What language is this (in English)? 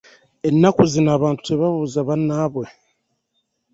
Ganda